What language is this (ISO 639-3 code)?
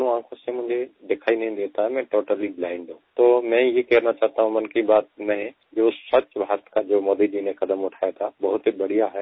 hin